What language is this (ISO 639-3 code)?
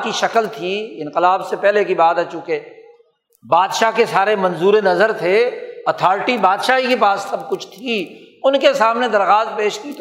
urd